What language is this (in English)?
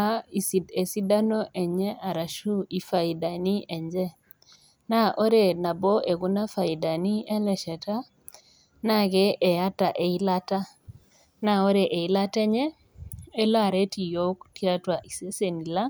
Masai